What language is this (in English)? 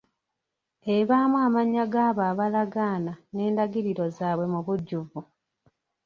Ganda